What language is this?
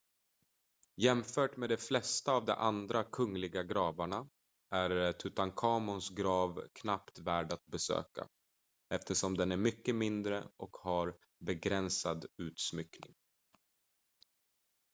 Swedish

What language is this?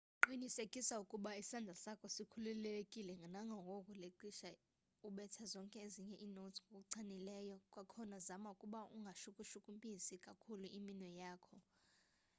Xhosa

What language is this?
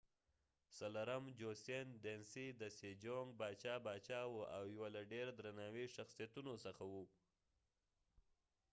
Pashto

